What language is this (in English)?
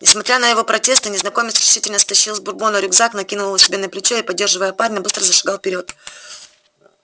Russian